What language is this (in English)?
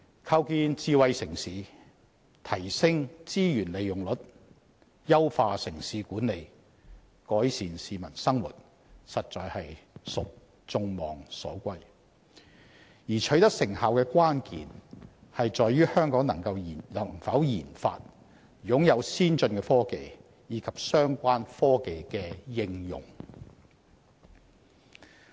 Cantonese